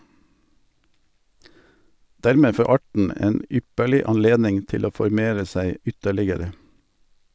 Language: Norwegian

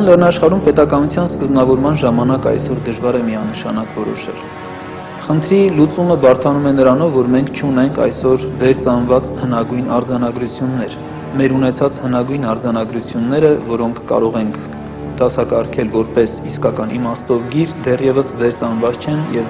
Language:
Turkish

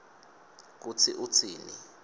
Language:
Swati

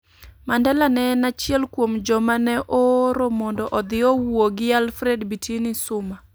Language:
Luo (Kenya and Tanzania)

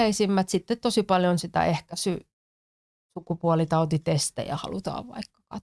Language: Finnish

